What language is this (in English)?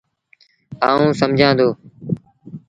Sindhi Bhil